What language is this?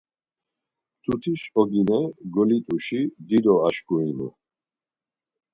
Laz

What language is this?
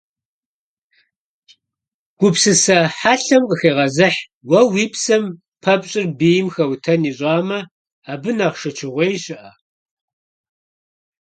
Kabardian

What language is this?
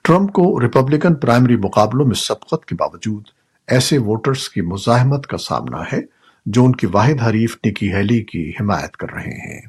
Urdu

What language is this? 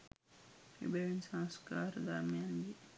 Sinhala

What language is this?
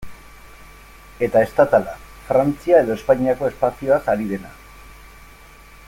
Basque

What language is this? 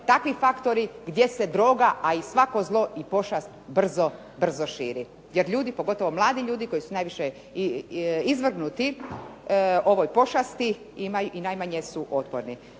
Croatian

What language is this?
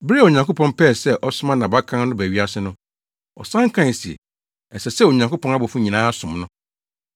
Akan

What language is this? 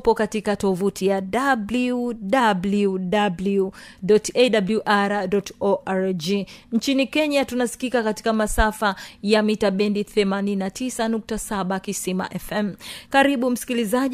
Swahili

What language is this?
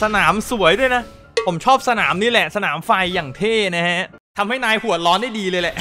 Thai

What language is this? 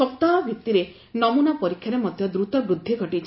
Odia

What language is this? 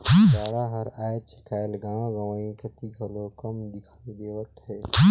Chhattisgarhi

